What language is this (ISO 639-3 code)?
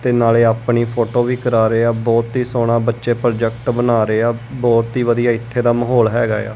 pan